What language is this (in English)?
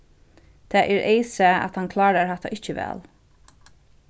Faroese